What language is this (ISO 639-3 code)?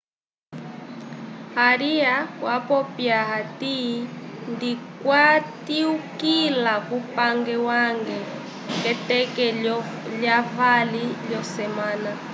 umb